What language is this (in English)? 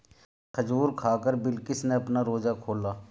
Hindi